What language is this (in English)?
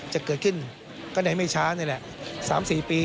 Thai